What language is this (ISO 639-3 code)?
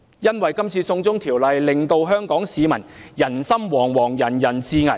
yue